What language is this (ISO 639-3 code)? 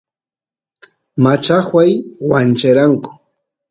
qus